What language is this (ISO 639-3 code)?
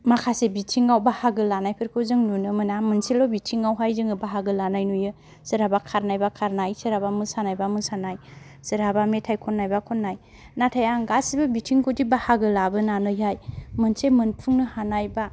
brx